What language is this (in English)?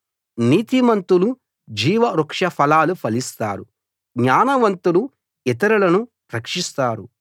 Telugu